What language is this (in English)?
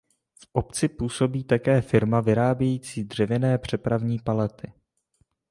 Czech